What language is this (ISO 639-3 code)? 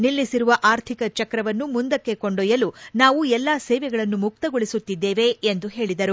kan